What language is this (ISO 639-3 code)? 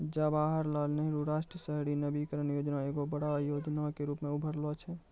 mai